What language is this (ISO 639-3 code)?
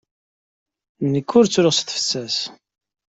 kab